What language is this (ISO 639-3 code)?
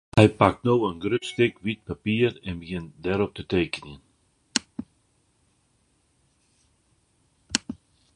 fry